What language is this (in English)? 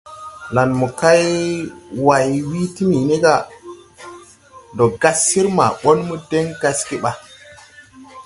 Tupuri